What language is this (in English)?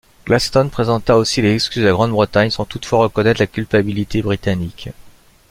French